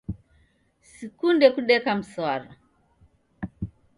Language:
Taita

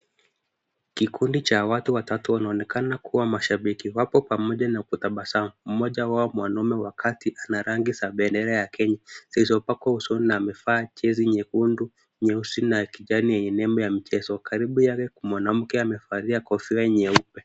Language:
Swahili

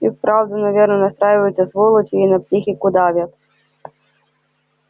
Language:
Russian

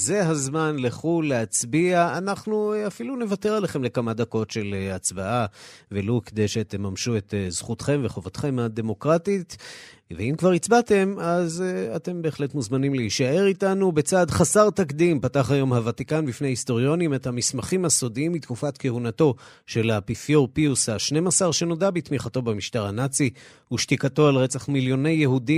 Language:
Hebrew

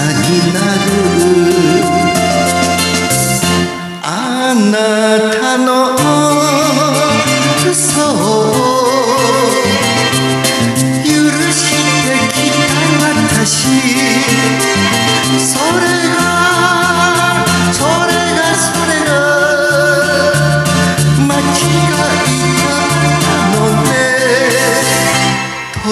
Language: Arabic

